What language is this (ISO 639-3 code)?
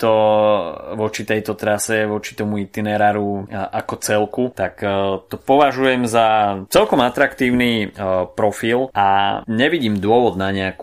slk